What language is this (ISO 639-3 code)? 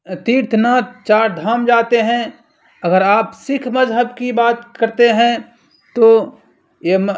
urd